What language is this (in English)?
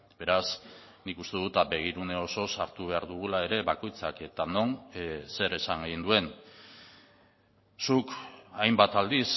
Basque